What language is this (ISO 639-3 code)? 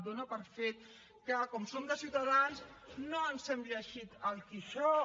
cat